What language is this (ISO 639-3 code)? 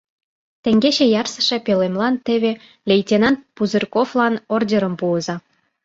chm